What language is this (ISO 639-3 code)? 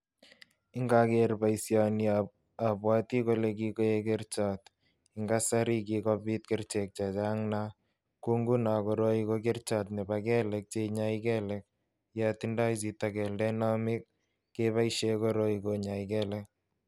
kln